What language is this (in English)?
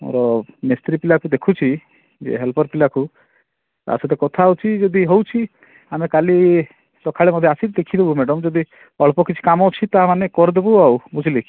Odia